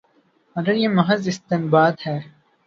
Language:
Urdu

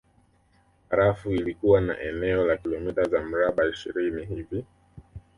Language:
Swahili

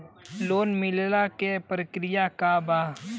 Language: Bhojpuri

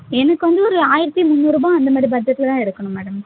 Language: Tamil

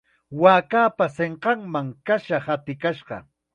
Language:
Chiquián Ancash Quechua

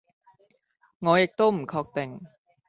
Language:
Cantonese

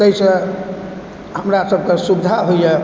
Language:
Maithili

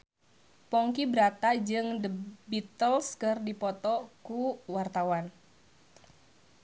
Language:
Sundanese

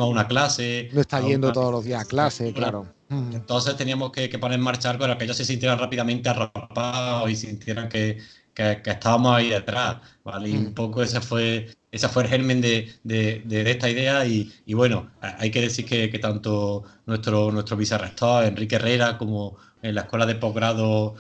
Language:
Spanish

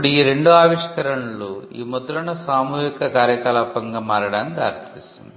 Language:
Telugu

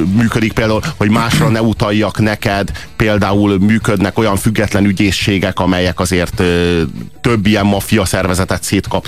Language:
Hungarian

